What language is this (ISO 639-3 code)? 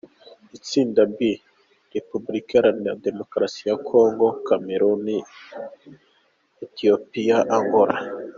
kin